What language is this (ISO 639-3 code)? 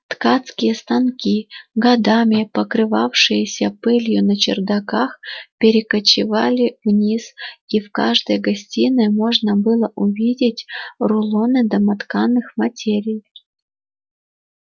rus